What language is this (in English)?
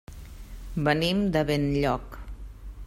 Catalan